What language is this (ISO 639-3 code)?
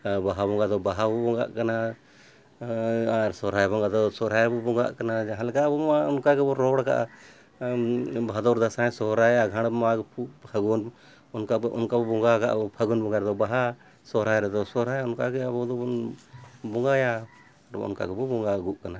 sat